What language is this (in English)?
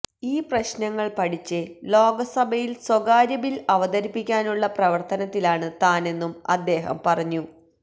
Malayalam